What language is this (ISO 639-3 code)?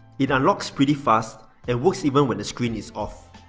eng